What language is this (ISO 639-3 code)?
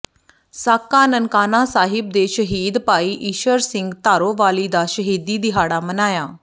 pan